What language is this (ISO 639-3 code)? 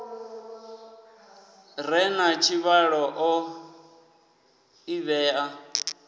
ven